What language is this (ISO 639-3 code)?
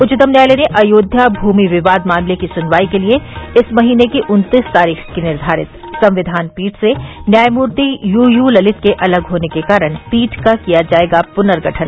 hin